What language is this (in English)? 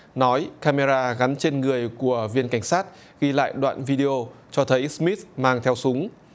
Vietnamese